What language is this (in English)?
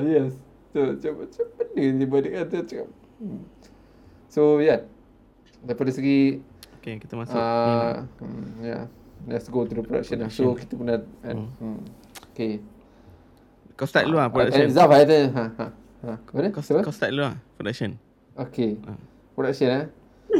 Malay